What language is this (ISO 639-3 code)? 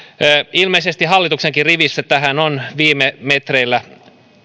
fin